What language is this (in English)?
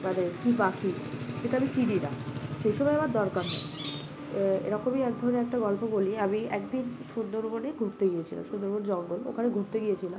Bangla